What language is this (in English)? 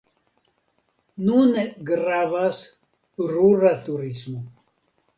Esperanto